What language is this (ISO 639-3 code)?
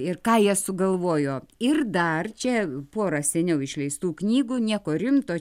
lit